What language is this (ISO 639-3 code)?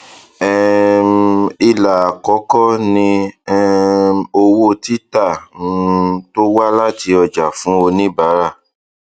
yor